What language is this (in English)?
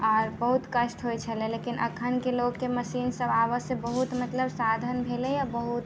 Maithili